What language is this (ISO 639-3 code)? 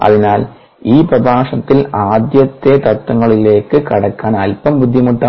mal